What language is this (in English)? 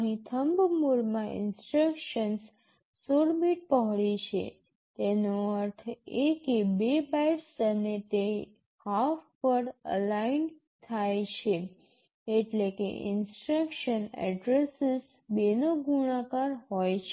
Gujarati